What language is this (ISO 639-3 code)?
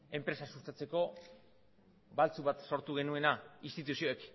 eus